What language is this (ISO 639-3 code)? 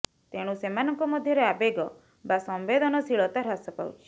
ori